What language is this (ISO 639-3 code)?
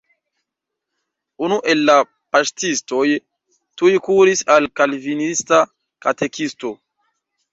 epo